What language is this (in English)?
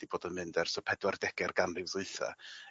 Welsh